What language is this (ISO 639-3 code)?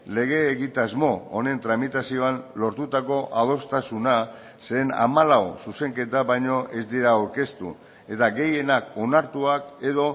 eus